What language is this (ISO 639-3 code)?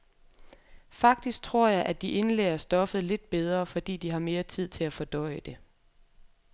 dan